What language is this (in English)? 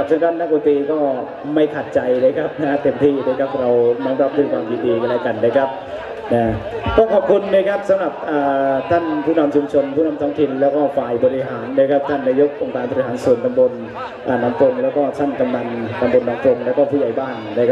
Thai